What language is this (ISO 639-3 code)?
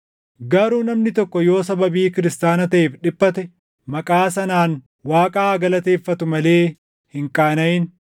orm